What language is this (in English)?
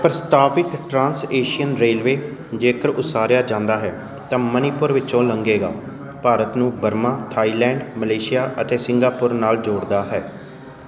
Punjabi